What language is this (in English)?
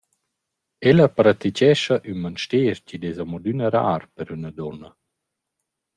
Romansh